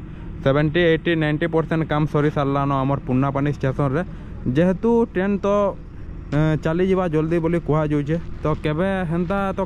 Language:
Indonesian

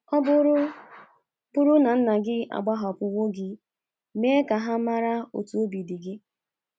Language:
Igbo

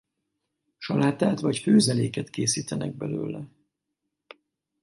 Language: Hungarian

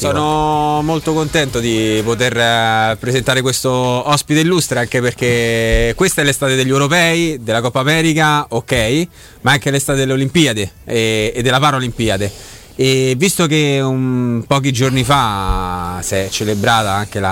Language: Italian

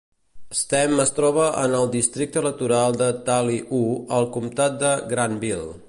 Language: Catalan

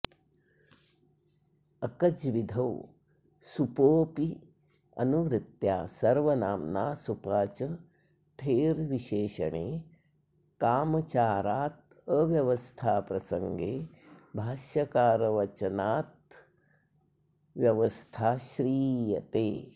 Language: Sanskrit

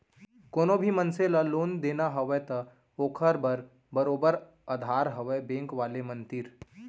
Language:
Chhattisgarhi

